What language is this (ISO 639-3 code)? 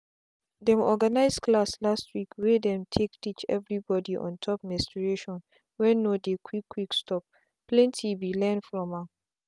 pcm